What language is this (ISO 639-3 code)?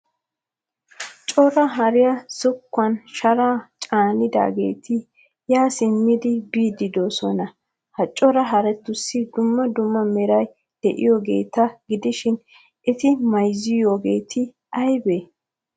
wal